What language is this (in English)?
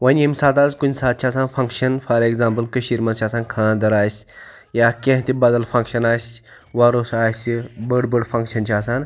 Kashmiri